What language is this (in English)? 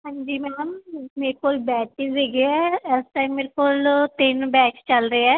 Punjabi